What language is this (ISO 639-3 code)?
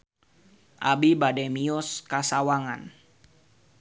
sun